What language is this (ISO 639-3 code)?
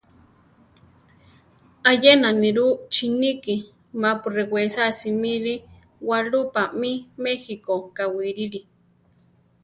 tar